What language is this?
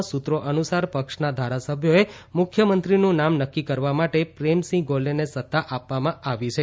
Gujarati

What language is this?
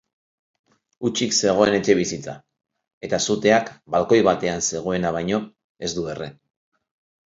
Basque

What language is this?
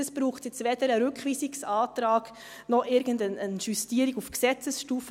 Swiss German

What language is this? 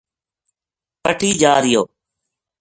Gujari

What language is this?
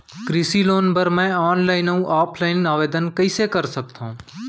Chhattisgarhi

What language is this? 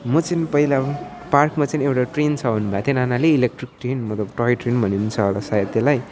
Nepali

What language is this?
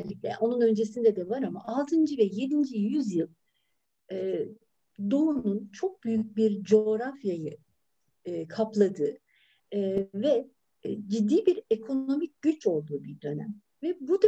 Turkish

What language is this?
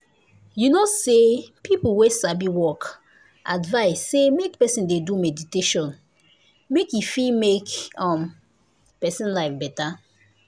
Nigerian Pidgin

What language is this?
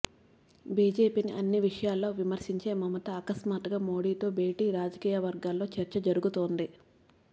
Telugu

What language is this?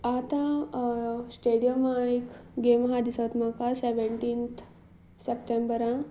Konkani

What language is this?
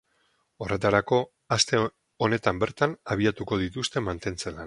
Basque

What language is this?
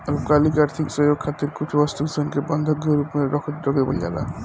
Bhojpuri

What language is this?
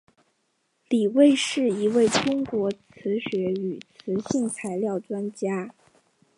Chinese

